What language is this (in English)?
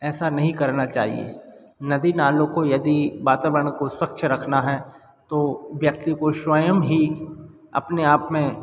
Hindi